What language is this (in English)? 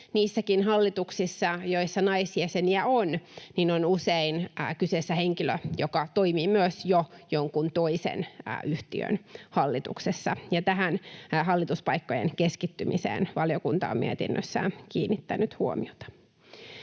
Finnish